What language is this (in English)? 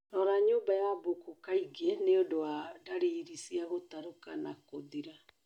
Kikuyu